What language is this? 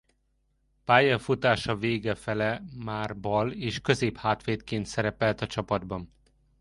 Hungarian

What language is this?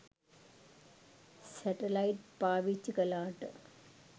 Sinhala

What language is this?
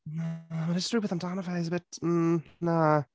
Welsh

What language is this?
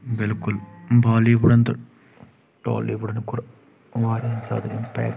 Kashmiri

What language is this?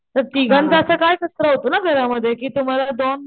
Marathi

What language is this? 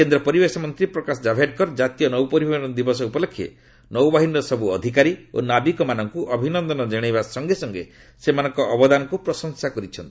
Odia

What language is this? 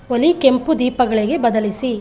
Kannada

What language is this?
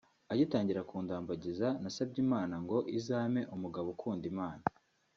Kinyarwanda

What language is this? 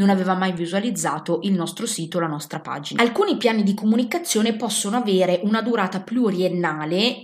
Italian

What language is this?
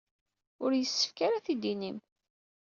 Kabyle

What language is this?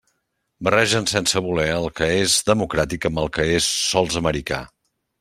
Catalan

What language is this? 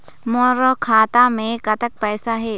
Chhattisgarhi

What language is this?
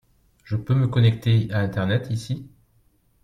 French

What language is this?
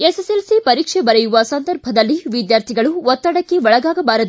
Kannada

